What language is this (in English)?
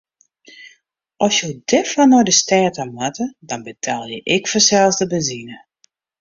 Western Frisian